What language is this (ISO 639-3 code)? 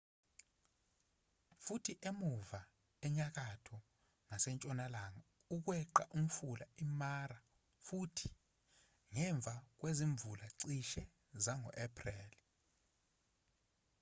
zul